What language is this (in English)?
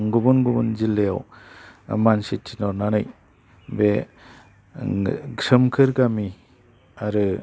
Bodo